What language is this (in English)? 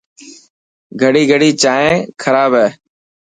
Dhatki